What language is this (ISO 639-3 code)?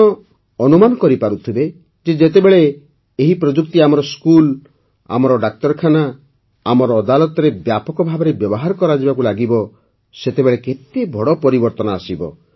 ori